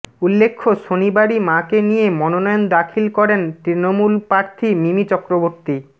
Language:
Bangla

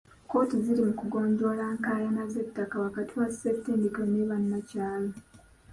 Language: Ganda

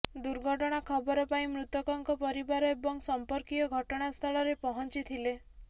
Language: Odia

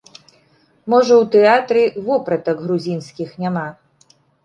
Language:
Belarusian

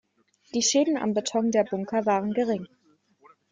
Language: German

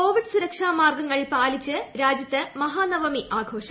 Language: Malayalam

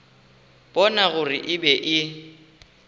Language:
Northern Sotho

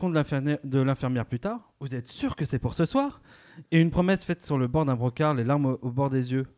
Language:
French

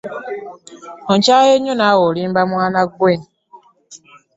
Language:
Ganda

